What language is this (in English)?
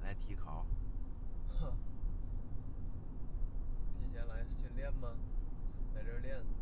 Chinese